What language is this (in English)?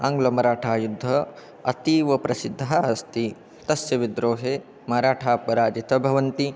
Sanskrit